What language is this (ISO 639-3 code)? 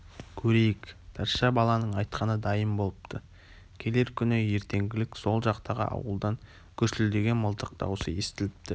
kaz